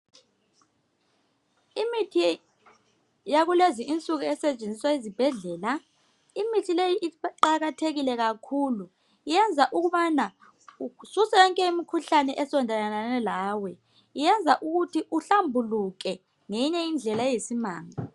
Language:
North Ndebele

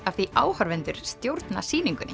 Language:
Icelandic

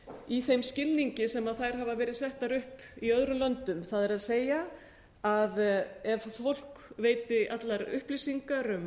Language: Icelandic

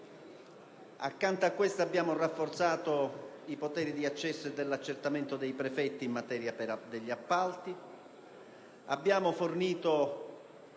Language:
Italian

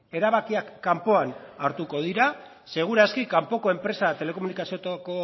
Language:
Basque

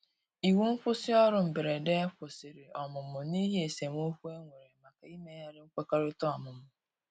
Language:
Igbo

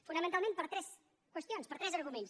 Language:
Catalan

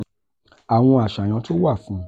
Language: Yoruba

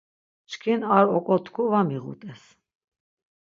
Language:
Laz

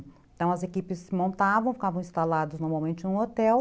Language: Portuguese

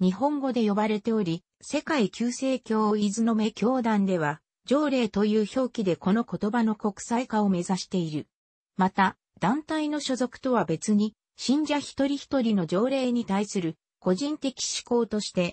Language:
Japanese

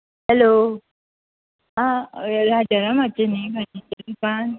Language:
Konkani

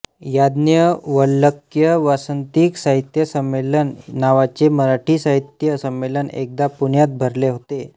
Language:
Marathi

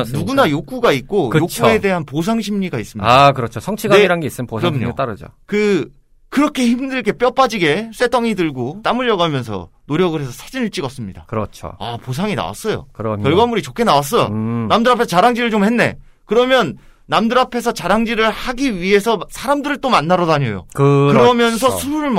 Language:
Korean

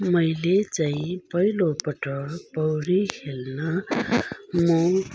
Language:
Nepali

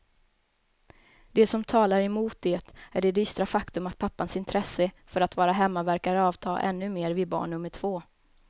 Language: Swedish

